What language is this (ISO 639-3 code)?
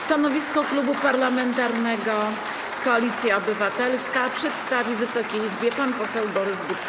pol